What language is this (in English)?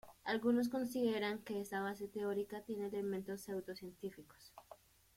Spanish